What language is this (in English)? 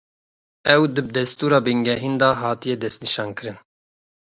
Kurdish